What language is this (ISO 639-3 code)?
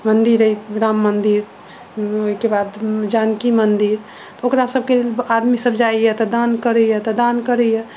mai